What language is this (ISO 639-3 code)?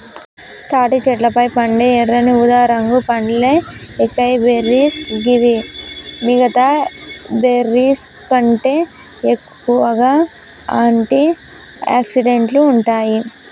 tel